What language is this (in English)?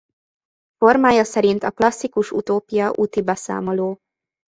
Hungarian